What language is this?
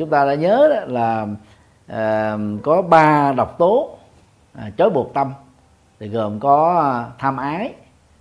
Vietnamese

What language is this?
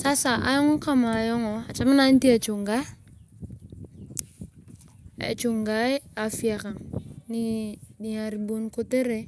Turkana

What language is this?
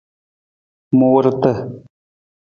Nawdm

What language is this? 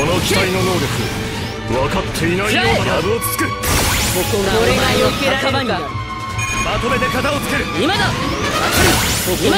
Japanese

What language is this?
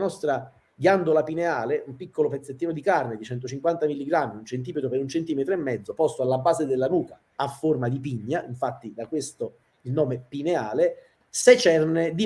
Italian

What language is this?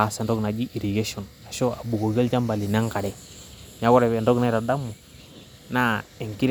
Masai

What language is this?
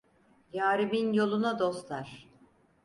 Turkish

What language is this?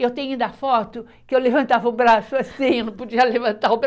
Portuguese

